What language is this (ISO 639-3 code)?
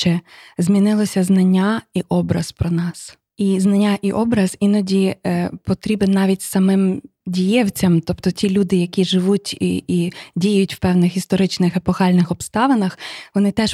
ukr